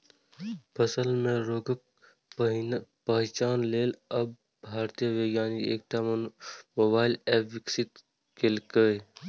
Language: Maithili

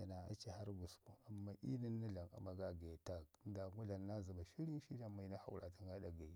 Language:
Ngizim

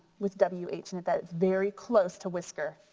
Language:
English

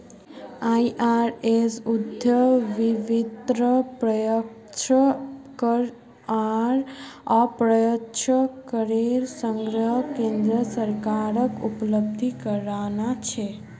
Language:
Magahi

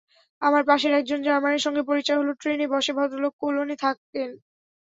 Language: Bangla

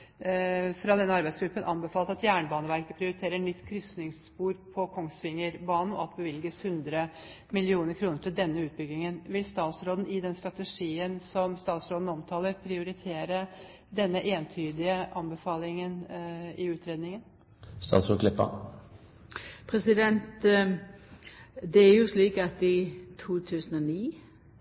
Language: Norwegian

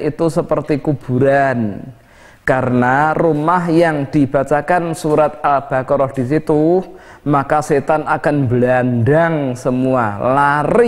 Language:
Indonesian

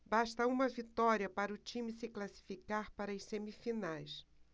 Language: Portuguese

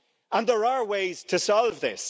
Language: English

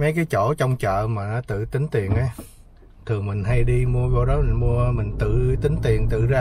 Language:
Vietnamese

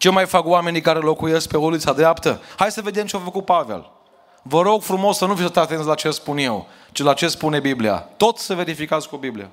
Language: Romanian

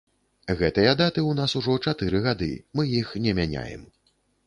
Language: Belarusian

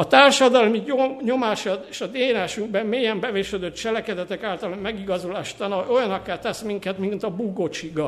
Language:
Hungarian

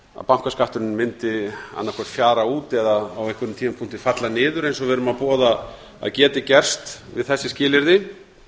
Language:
Icelandic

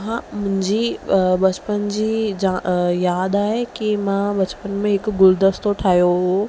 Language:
Sindhi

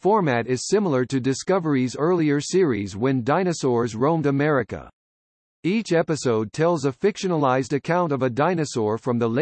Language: English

